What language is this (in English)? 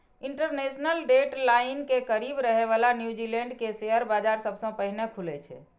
Maithili